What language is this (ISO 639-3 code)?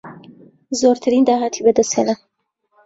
ckb